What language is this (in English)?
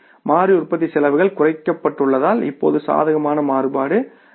Tamil